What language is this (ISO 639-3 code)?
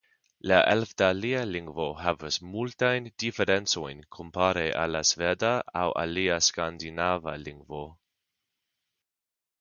epo